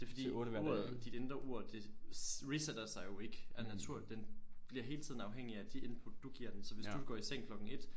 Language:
Danish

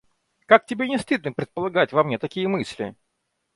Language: Russian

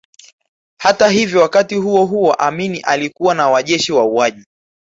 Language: Swahili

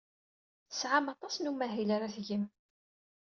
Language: Kabyle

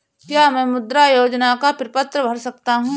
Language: Hindi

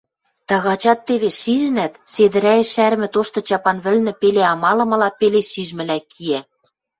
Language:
Western Mari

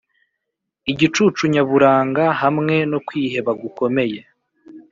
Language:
Kinyarwanda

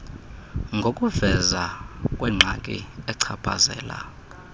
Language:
Xhosa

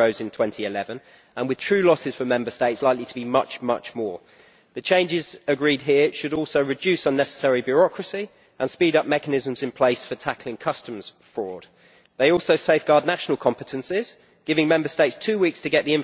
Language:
English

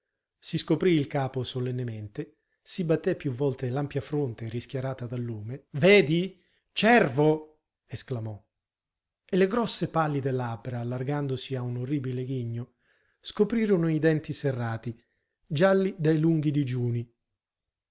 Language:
Italian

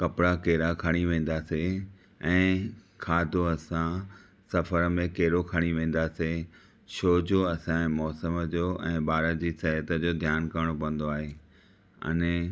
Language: Sindhi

